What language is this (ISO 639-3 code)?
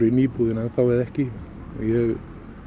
isl